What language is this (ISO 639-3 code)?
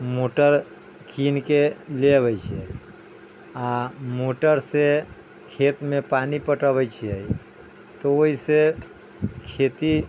mai